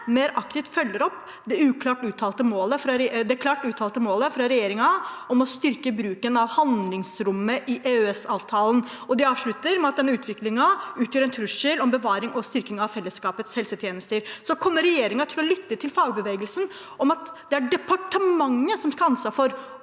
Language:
Norwegian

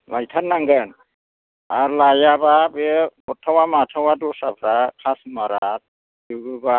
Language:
Bodo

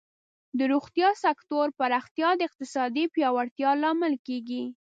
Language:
Pashto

